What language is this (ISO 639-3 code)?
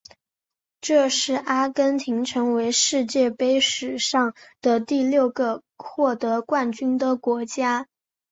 zho